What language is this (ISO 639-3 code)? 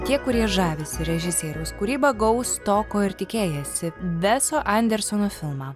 lit